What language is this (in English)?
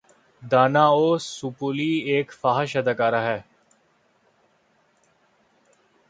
Urdu